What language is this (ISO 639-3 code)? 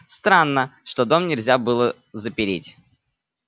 rus